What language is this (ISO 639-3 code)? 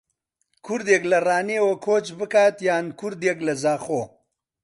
ckb